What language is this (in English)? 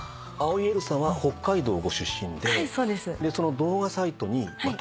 Japanese